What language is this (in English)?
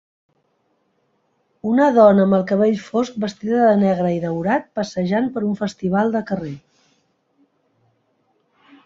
Catalan